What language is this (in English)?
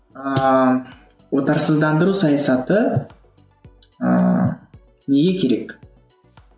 Kazakh